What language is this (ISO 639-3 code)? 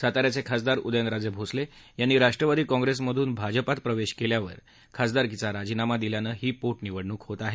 mar